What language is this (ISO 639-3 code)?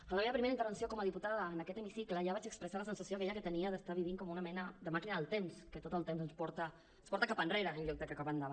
cat